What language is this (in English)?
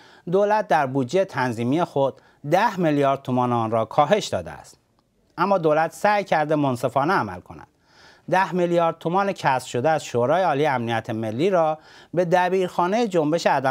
Persian